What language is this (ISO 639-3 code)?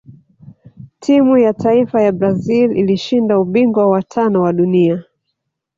swa